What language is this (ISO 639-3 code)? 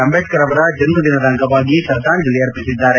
kan